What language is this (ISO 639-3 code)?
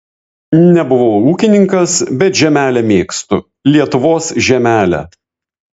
lit